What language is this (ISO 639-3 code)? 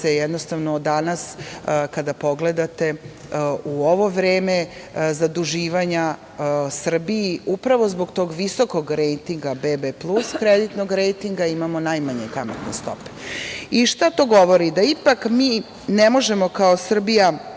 srp